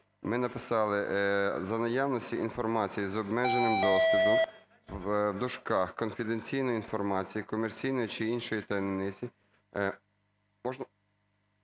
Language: Ukrainian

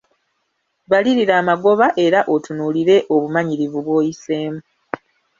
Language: Ganda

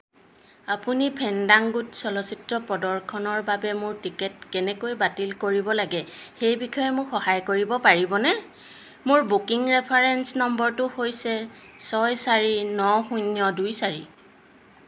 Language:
Assamese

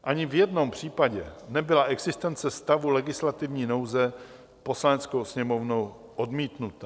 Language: Czech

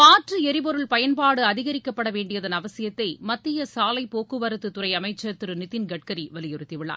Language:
Tamil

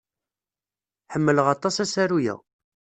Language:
Kabyle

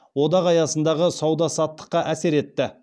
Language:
Kazakh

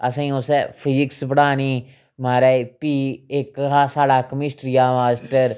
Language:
Dogri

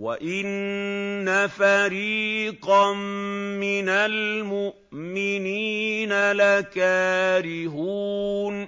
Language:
Arabic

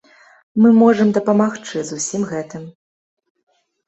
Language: Belarusian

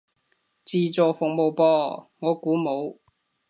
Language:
Cantonese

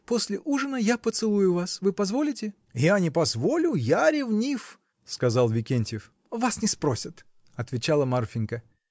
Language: Russian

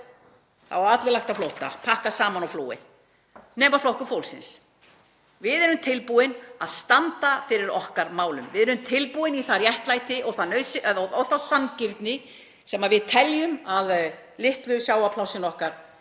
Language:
Icelandic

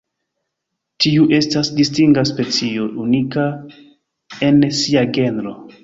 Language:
Esperanto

